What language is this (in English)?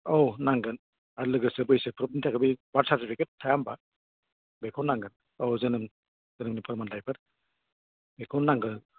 Bodo